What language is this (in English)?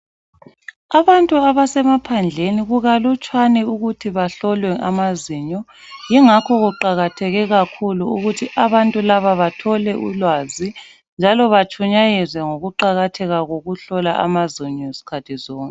North Ndebele